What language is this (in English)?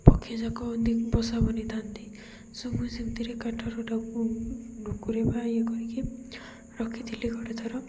Odia